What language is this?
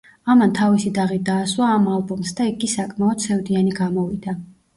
Georgian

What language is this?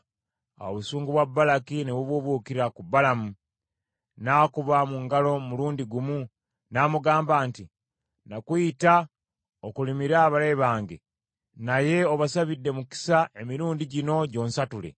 Ganda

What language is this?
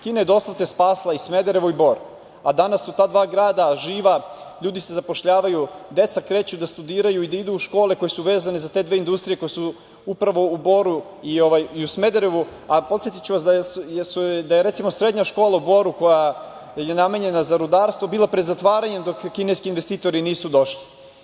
Serbian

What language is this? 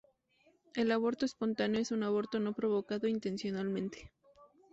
Spanish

